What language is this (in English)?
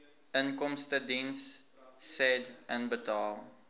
Afrikaans